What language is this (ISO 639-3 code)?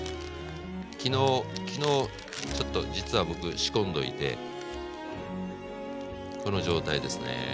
jpn